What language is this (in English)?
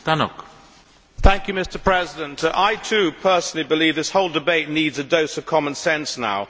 English